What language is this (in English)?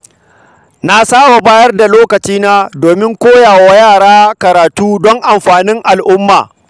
Hausa